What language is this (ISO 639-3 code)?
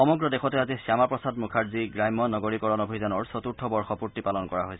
asm